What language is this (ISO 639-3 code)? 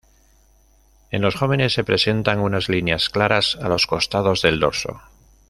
spa